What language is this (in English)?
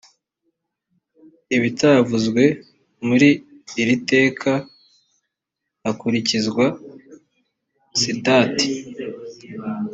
Kinyarwanda